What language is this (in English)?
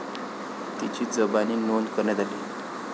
Marathi